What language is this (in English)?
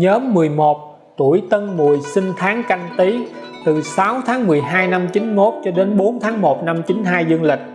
Vietnamese